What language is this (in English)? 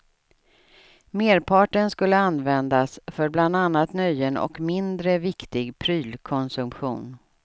Swedish